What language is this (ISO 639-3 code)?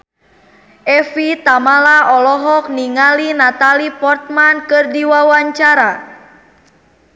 sun